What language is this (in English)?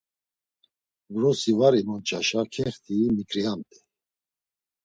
Laz